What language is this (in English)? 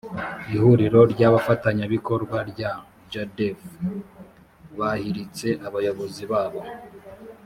Kinyarwanda